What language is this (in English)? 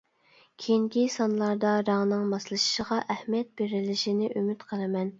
Uyghur